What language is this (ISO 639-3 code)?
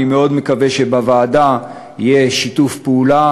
heb